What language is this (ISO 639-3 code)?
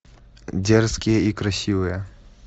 rus